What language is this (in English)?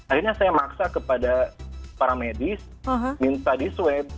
Indonesian